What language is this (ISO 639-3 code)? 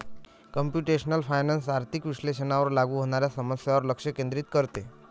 mar